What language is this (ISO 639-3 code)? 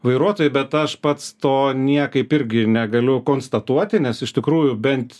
lit